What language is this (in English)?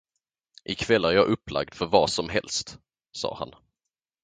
Swedish